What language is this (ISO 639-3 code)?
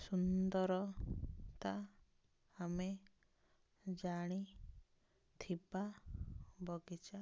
ori